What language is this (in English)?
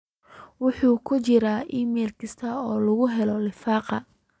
Somali